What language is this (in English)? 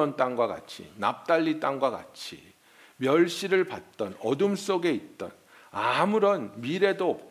Korean